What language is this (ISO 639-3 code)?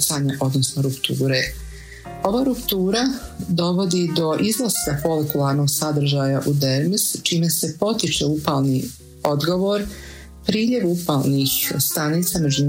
hrv